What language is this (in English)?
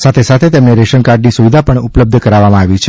Gujarati